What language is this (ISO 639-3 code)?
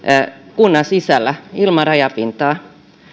fin